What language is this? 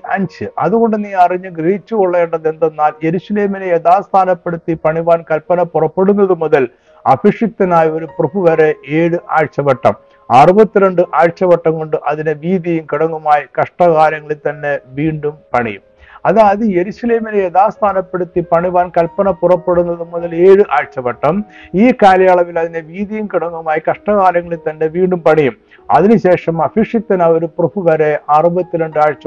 Malayalam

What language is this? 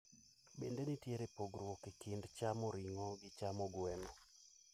Luo (Kenya and Tanzania)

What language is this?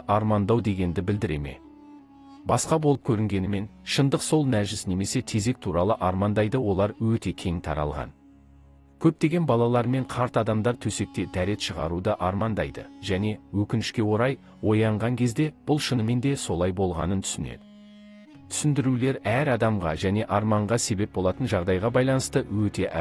Turkish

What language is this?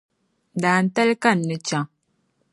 Dagbani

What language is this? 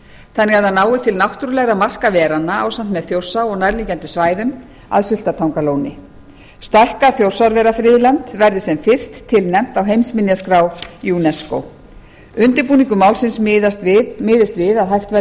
Icelandic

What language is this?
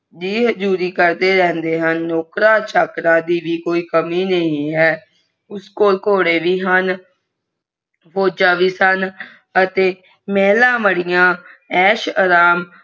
Punjabi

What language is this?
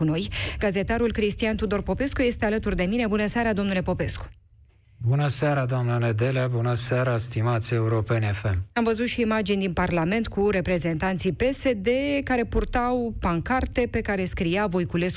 Romanian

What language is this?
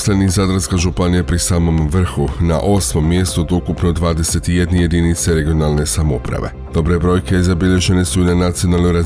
Croatian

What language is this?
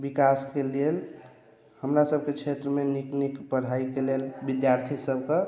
Maithili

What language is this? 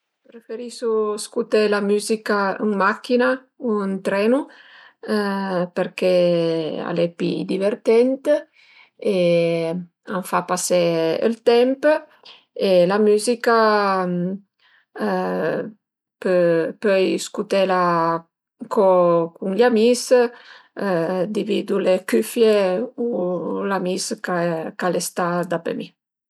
Piedmontese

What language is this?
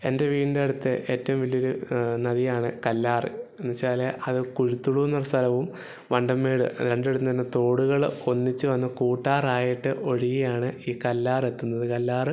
Malayalam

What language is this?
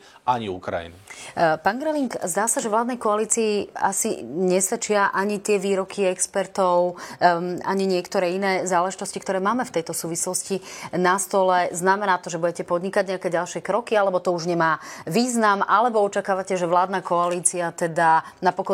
Slovak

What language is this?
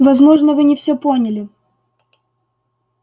Russian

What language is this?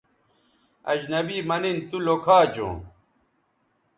Bateri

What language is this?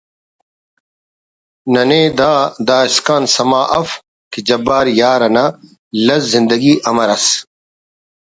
Brahui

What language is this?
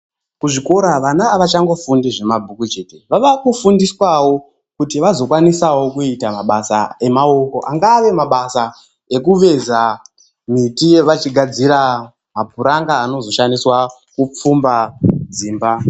Ndau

